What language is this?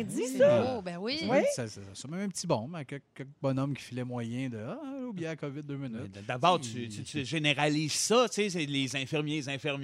French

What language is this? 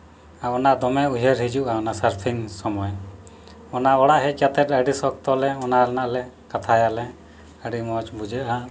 Santali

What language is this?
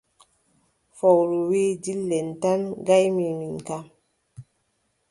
Adamawa Fulfulde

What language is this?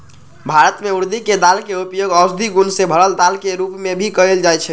Magahi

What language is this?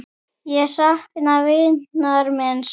Icelandic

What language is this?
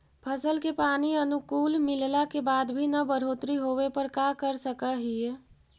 Magahi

